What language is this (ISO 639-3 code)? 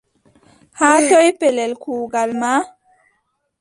fub